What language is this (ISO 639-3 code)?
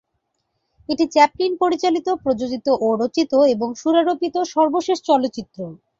ben